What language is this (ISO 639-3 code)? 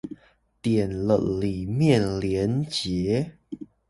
zho